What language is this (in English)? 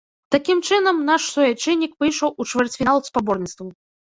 Belarusian